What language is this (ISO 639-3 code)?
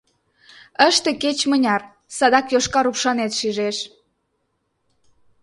chm